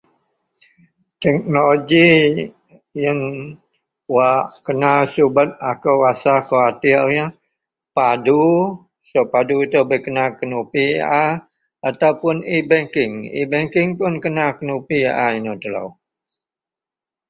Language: Central Melanau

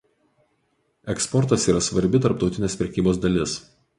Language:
Lithuanian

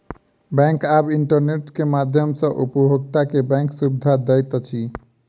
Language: Maithili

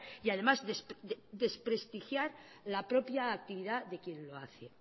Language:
Spanish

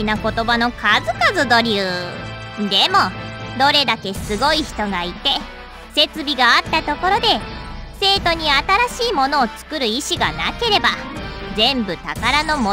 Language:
Japanese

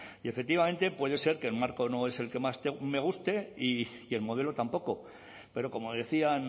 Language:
Spanish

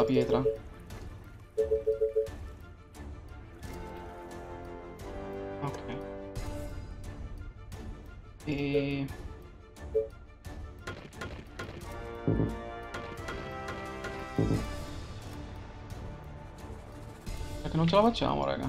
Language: Italian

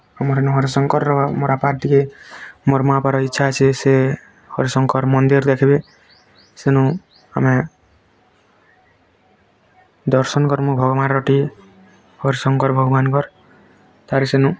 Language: Odia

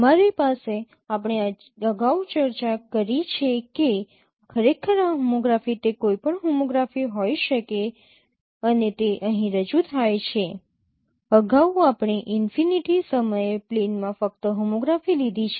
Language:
Gujarati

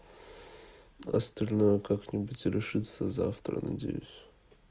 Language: Russian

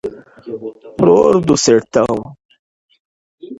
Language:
Portuguese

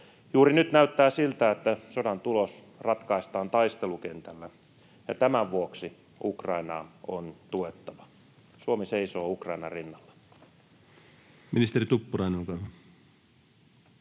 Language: Finnish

